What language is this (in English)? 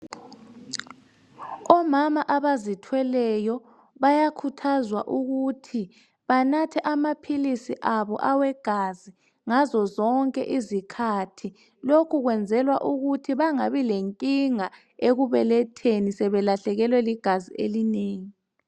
North Ndebele